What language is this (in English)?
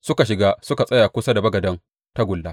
Hausa